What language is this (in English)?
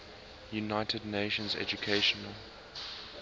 English